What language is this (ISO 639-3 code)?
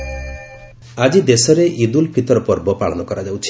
ori